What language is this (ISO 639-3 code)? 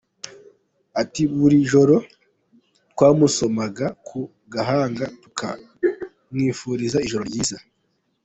kin